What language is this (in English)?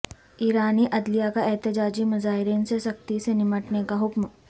Urdu